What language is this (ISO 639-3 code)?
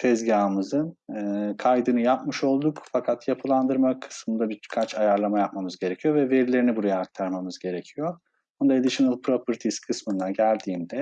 tur